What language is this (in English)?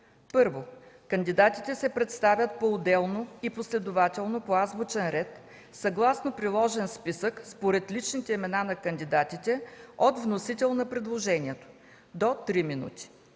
Bulgarian